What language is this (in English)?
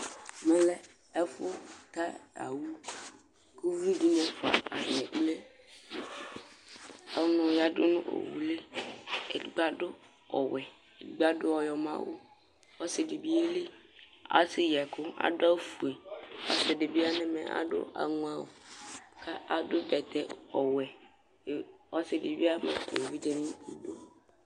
Ikposo